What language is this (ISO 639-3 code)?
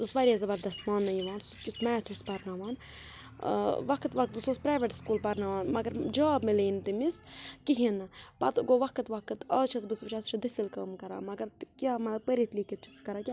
kas